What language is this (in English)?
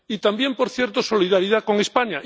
Spanish